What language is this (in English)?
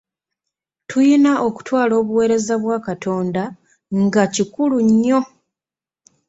Ganda